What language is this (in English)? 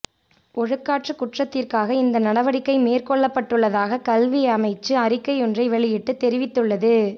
Tamil